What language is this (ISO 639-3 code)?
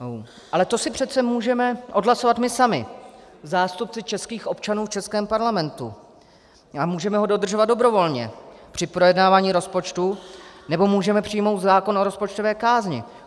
ces